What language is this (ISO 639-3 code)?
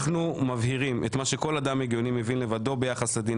heb